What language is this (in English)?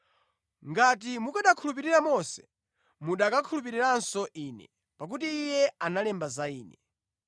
Nyanja